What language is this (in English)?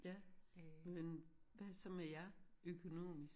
Danish